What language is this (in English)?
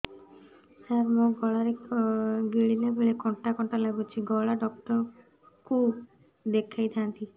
Odia